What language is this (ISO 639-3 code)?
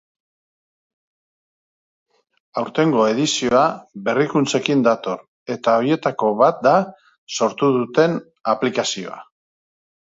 eus